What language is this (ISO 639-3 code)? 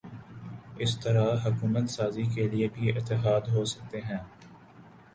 urd